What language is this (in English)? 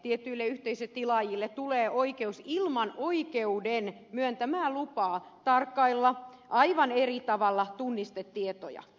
Finnish